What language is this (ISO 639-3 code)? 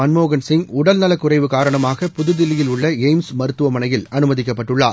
tam